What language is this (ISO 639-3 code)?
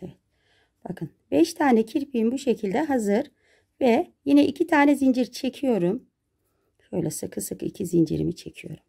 tur